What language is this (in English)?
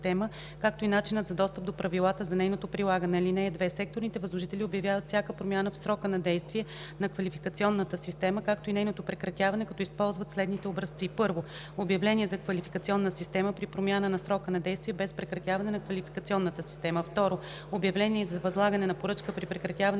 Bulgarian